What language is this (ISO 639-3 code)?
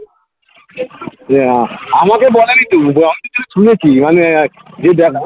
ben